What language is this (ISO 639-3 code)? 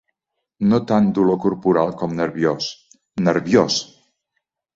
cat